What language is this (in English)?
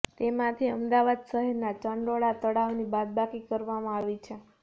Gujarati